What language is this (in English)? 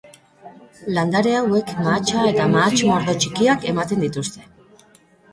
Basque